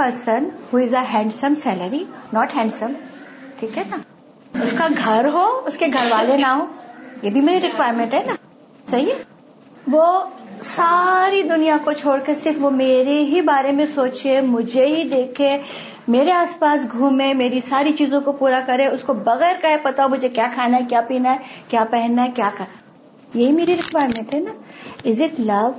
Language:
Urdu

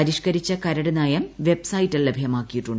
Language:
Malayalam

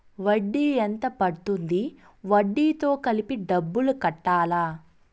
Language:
Telugu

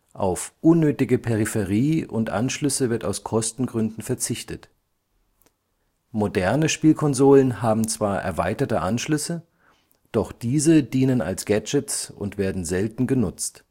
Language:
German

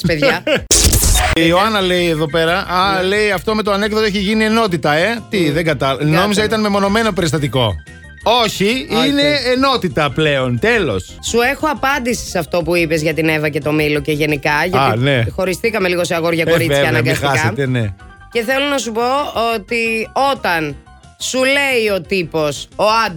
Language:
Greek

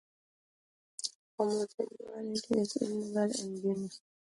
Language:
English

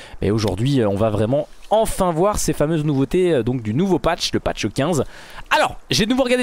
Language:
French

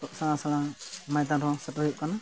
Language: Santali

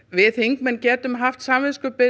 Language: Icelandic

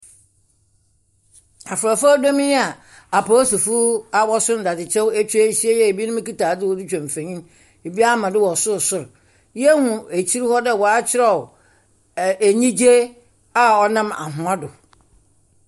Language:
Akan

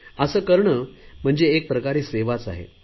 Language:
Marathi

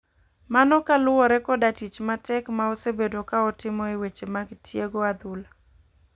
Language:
Luo (Kenya and Tanzania)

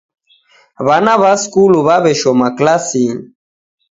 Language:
Taita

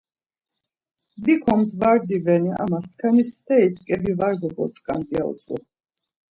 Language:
Laz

